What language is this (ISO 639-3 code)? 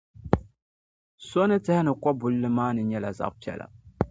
dag